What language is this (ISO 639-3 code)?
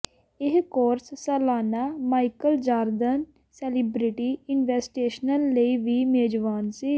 pan